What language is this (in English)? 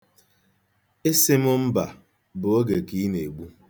Igbo